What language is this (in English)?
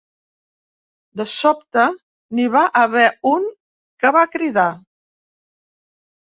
Catalan